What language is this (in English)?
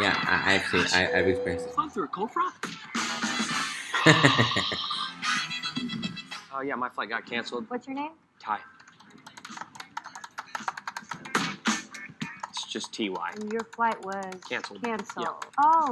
English